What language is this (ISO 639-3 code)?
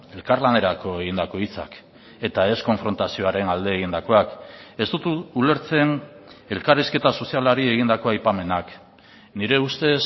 eus